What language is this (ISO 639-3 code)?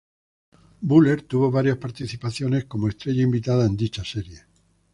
spa